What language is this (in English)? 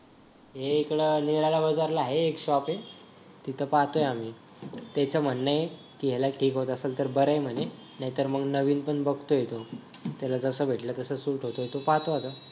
Marathi